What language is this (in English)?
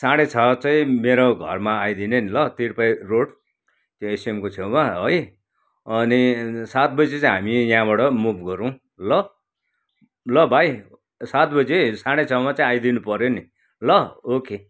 Nepali